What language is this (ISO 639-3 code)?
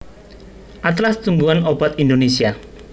jav